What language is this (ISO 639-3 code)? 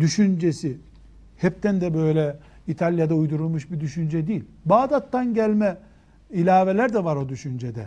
tur